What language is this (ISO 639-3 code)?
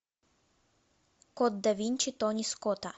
rus